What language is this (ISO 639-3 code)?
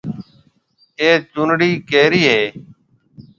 mve